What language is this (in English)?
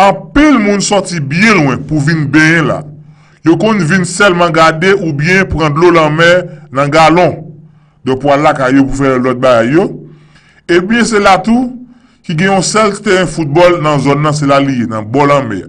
French